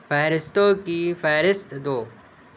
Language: Urdu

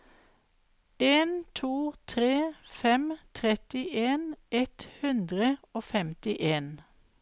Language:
Norwegian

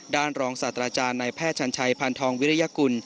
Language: Thai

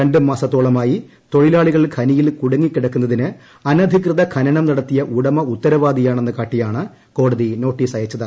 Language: Malayalam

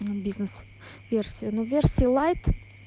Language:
Russian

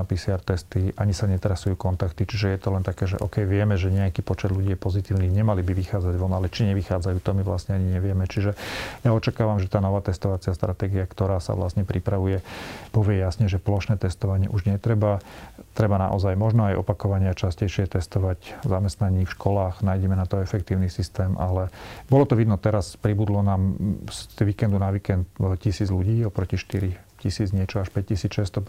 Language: Slovak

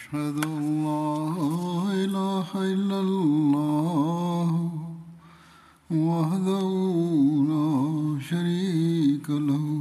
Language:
Malayalam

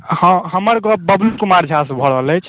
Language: Maithili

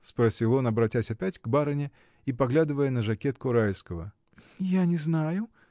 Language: Russian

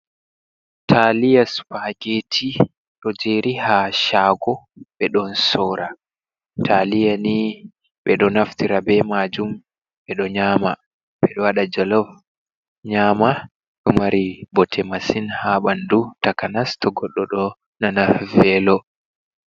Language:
Fula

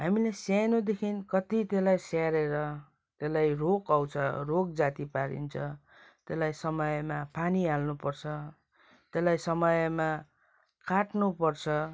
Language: Nepali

